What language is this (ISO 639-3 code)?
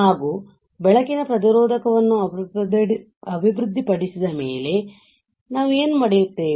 kan